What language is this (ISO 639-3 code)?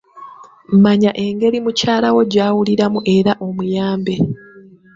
lug